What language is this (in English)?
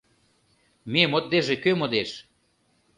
Mari